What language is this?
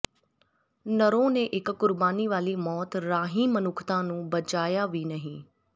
Punjabi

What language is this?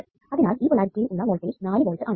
Malayalam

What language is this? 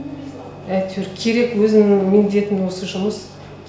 Kazakh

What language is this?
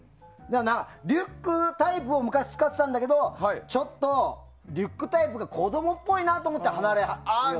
Japanese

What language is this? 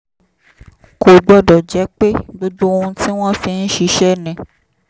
Yoruba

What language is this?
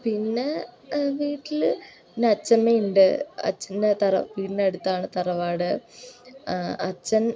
Malayalam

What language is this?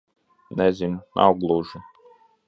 Latvian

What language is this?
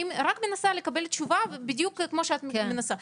Hebrew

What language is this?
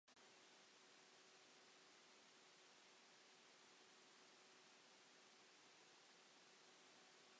Welsh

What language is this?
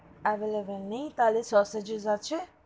Bangla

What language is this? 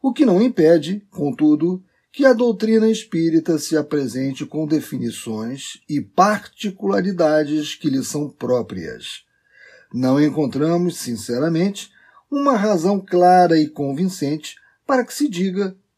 Portuguese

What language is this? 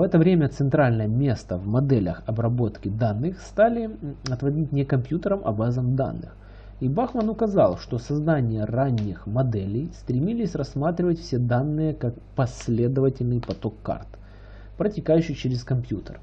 Russian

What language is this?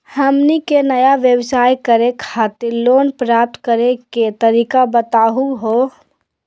Magahi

